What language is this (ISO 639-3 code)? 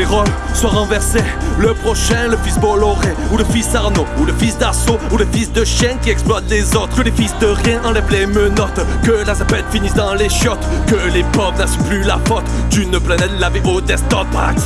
fra